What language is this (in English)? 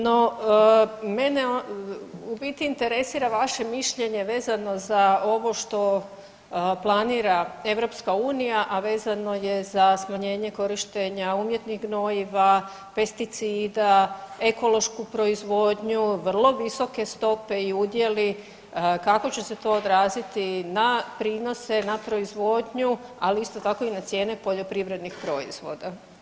Croatian